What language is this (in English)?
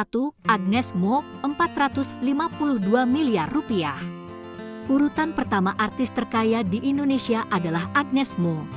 Indonesian